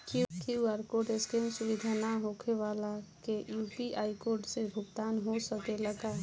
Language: Bhojpuri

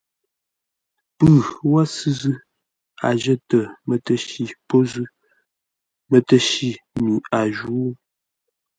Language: Ngombale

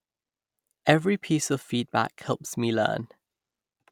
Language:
English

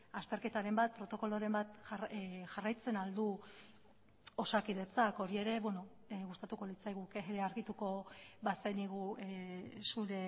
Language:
Basque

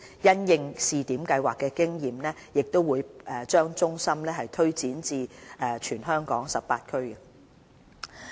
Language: Cantonese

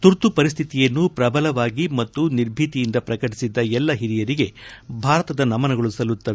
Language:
Kannada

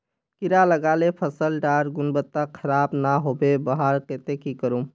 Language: Magahi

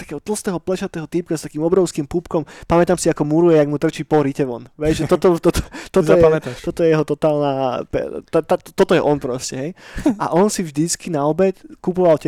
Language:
Slovak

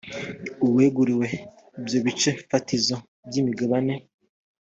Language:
Kinyarwanda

